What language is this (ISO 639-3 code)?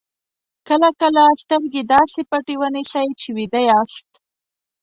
pus